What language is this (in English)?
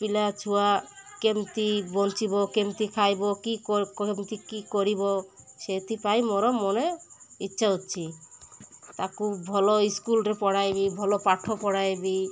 Odia